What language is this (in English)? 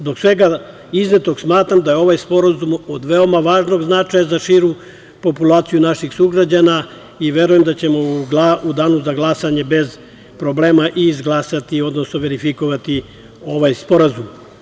Serbian